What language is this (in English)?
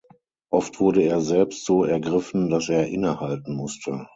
German